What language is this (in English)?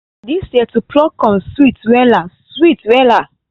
Nigerian Pidgin